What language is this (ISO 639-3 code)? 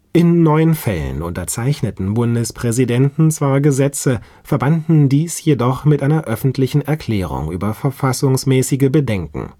deu